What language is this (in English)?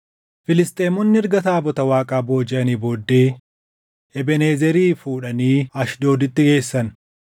Oromo